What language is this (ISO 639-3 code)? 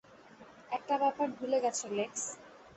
ben